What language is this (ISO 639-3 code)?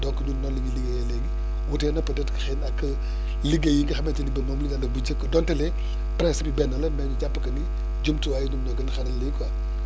wol